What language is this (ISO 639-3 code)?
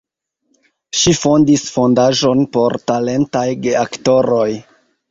epo